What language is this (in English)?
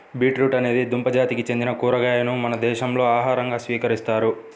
Telugu